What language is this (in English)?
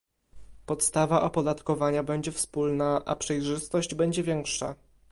Polish